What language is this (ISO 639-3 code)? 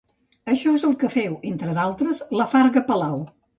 cat